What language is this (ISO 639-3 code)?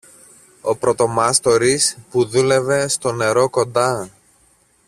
ell